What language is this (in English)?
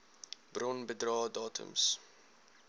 Afrikaans